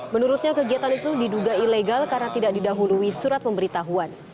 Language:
Indonesian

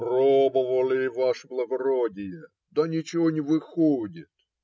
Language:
Russian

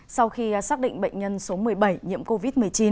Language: Vietnamese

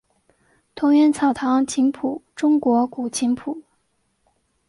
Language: Chinese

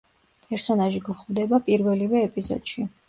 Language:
Georgian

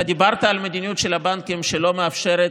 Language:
Hebrew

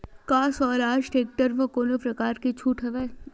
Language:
Chhattisgarhi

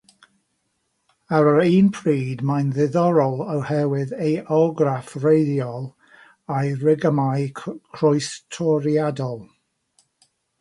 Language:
Welsh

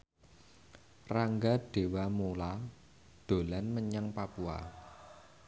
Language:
Javanese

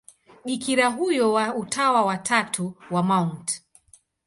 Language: Swahili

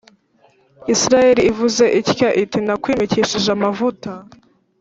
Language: Kinyarwanda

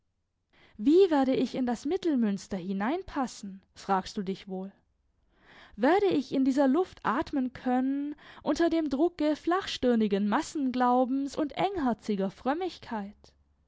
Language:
German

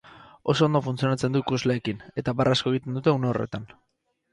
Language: Basque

